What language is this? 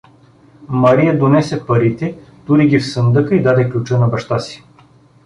Bulgarian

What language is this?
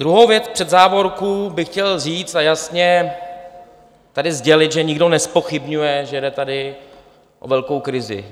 Czech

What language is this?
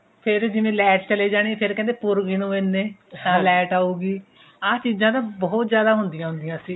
Punjabi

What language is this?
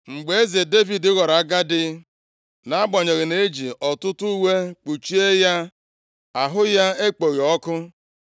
Igbo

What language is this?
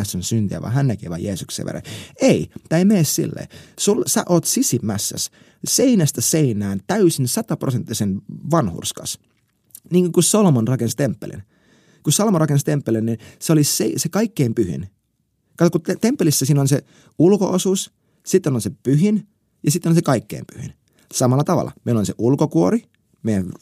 Finnish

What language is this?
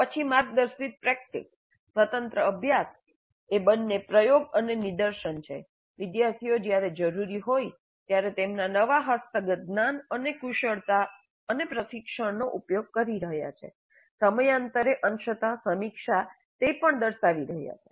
Gujarati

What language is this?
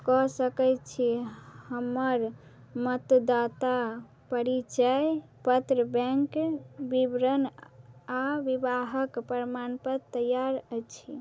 Maithili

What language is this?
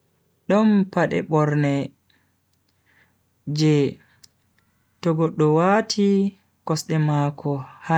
Bagirmi Fulfulde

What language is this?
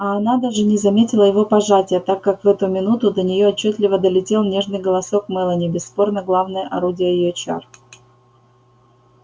Russian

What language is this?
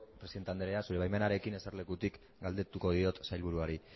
Basque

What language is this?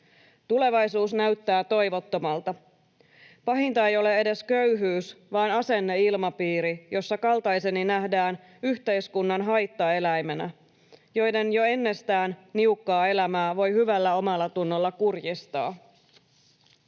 Finnish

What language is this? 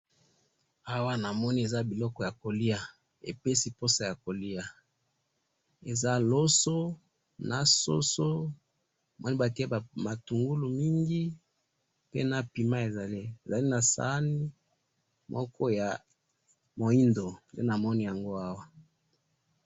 Lingala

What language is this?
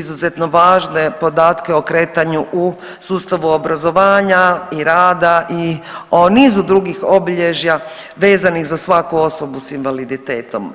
Croatian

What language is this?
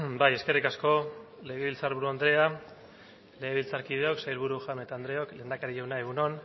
Basque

